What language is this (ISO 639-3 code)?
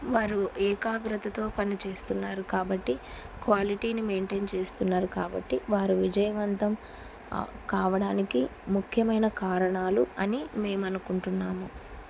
tel